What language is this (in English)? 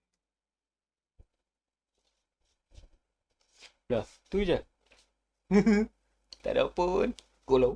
Malay